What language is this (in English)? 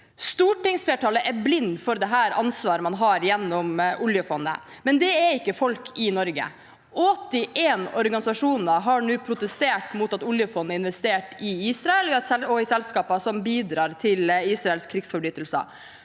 Norwegian